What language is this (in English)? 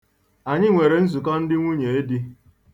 Igbo